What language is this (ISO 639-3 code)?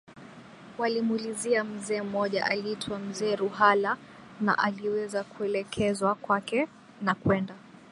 swa